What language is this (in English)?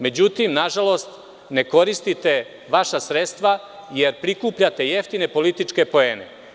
Serbian